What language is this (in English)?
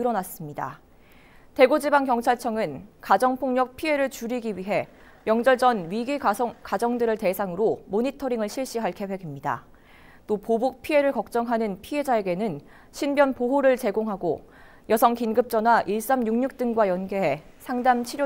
Korean